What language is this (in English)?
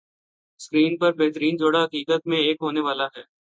Urdu